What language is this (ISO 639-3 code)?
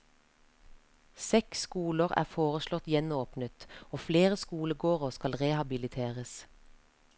nor